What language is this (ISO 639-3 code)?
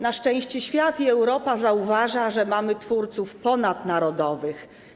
pol